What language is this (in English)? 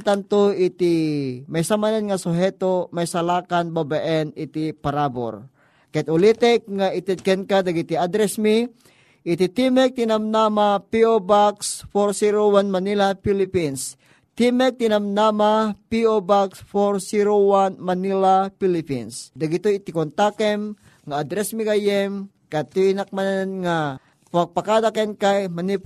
Filipino